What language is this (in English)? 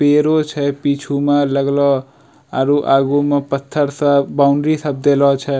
Angika